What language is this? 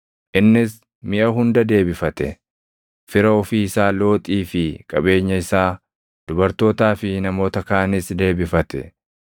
Oromo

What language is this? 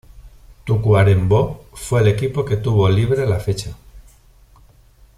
Spanish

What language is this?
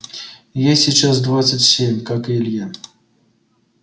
Russian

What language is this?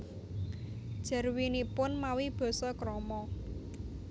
Javanese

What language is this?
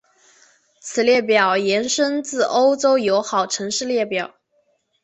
Chinese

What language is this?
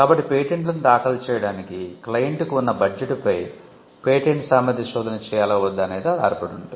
Telugu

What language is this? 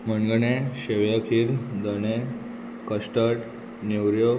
Konkani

